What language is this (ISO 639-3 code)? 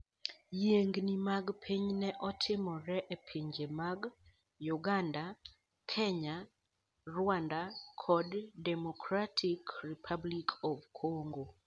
luo